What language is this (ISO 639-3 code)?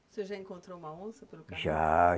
por